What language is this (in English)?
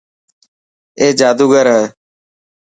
Dhatki